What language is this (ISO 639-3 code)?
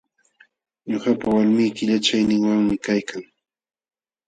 qxw